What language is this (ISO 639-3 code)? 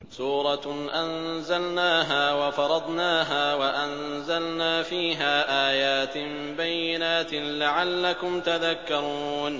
ara